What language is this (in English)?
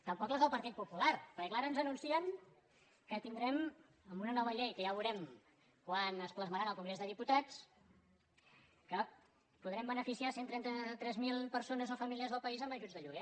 Catalan